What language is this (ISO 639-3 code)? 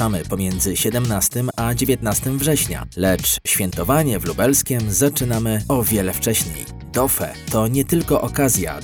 pol